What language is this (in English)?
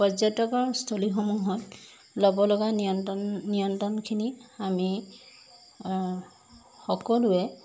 Assamese